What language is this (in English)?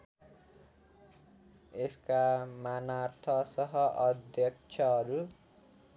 Nepali